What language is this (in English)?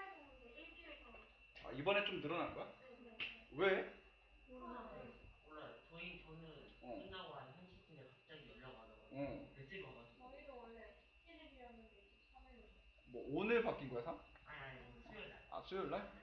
Korean